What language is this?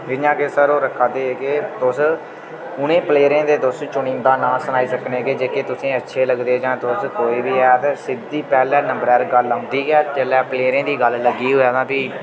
Dogri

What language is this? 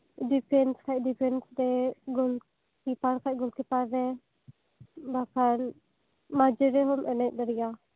Santali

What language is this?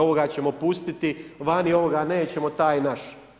Croatian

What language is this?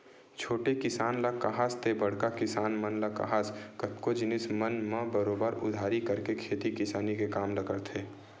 Chhattisgarhi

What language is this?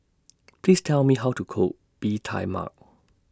English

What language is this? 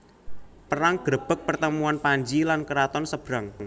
Javanese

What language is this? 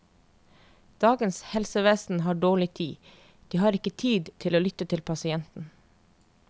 Norwegian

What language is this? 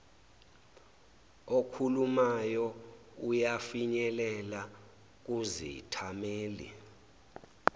Zulu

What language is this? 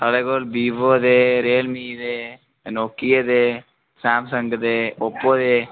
Dogri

